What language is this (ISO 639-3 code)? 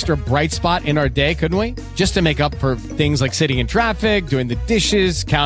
ita